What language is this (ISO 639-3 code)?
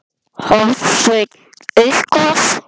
isl